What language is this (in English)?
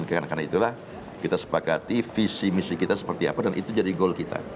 Indonesian